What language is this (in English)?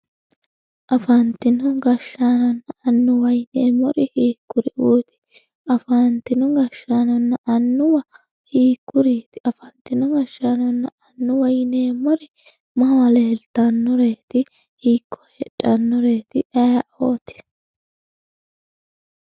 Sidamo